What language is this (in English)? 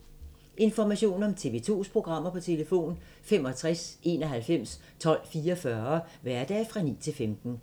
Danish